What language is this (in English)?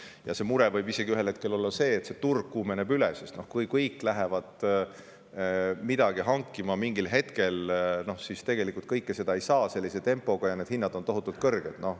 Estonian